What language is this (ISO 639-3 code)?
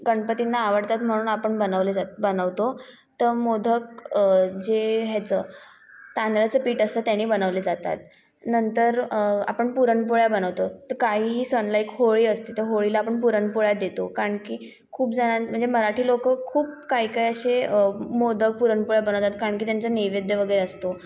mar